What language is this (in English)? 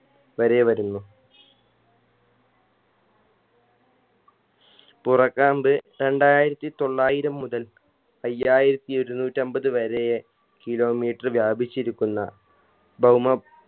Malayalam